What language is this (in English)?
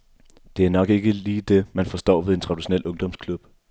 Danish